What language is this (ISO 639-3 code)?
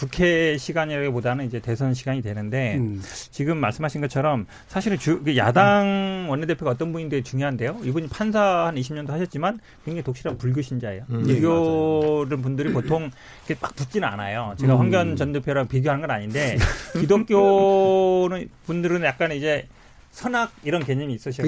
kor